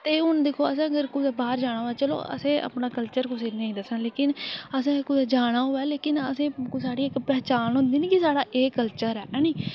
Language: Dogri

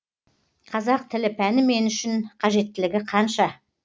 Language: Kazakh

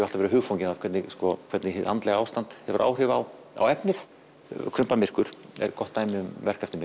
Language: Icelandic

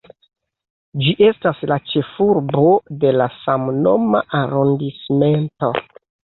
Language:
Esperanto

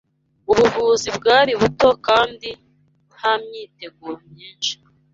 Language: Kinyarwanda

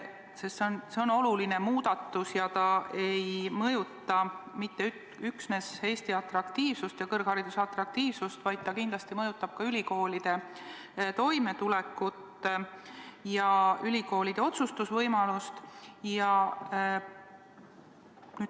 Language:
Estonian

